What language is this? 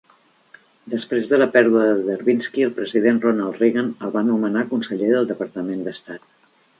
Catalan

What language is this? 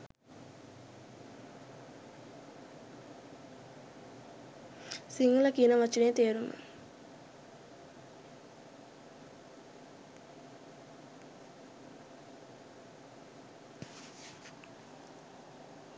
Sinhala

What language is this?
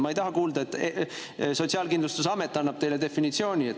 Estonian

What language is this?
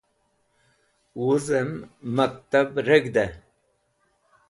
Wakhi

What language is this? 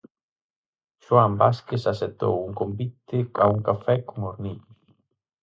Galician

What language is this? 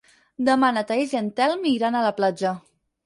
Catalan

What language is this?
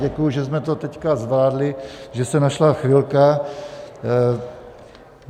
Czech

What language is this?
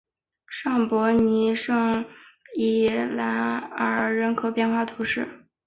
Chinese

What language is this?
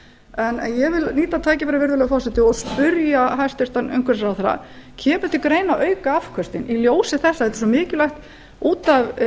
Icelandic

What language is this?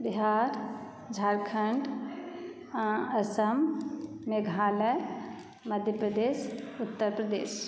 Maithili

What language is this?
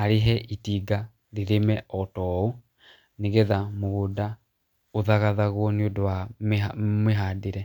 Kikuyu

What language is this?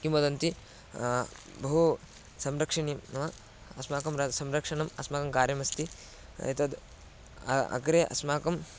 Sanskrit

